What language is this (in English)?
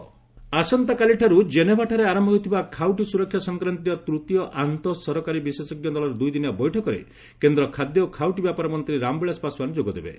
Odia